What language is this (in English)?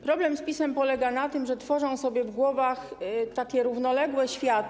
Polish